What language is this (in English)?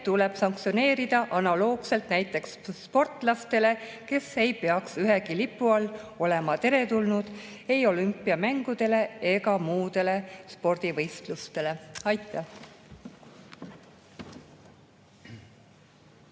Estonian